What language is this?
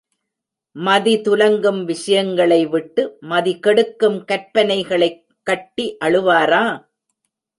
Tamil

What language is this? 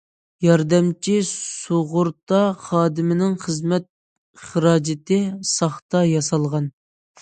Uyghur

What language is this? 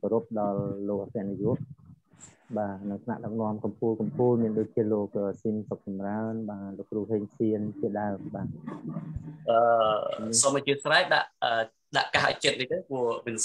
Vietnamese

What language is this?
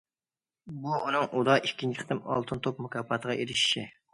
Uyghur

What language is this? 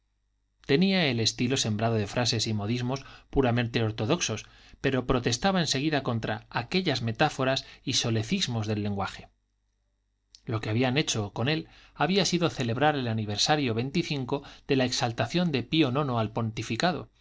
Spanish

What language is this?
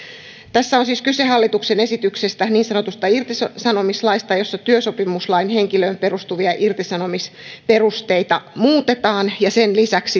Finnish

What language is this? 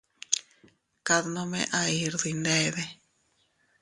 Teutila Cuicatec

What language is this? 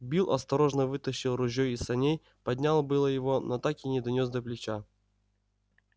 Russian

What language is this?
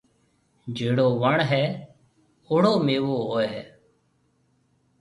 Marwari (Pakistan)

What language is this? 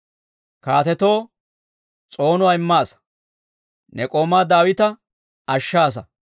Dawro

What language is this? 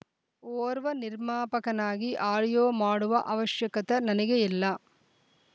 Kannada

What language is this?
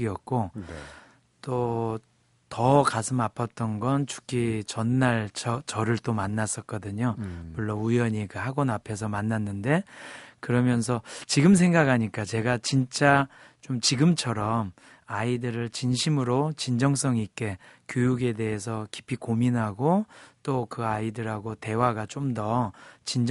Korean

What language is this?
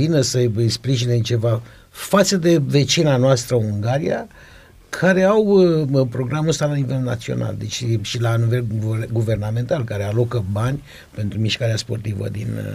Romanian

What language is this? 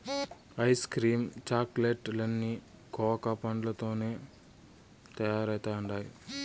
Telugu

